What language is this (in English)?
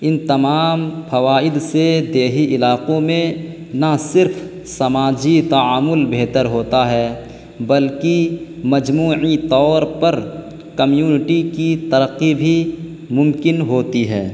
Urdu